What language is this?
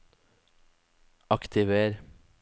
Norwegian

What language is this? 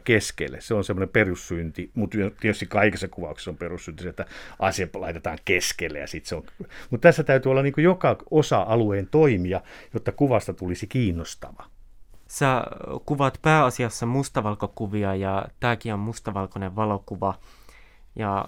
Finnish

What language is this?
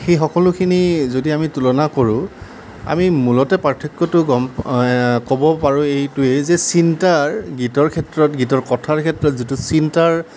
Assamese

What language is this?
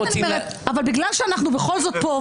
Hebrew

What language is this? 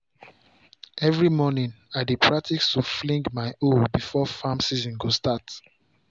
Nigerian Pidgin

